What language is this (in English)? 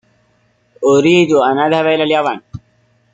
Arabic